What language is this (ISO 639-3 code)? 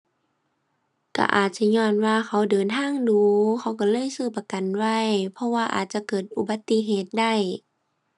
tha